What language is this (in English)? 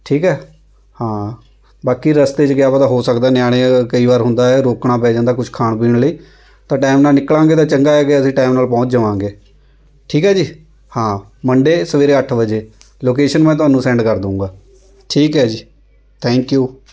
Punjabi